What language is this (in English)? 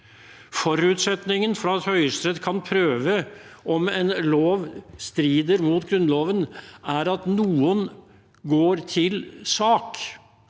Norwegian